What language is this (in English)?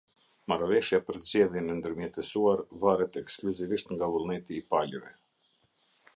Albanian